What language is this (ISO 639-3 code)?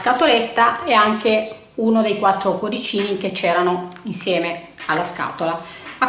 ita